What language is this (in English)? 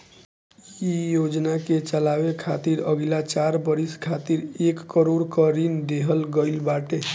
Bhojpuri